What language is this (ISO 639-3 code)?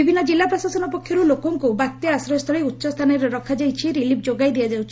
ori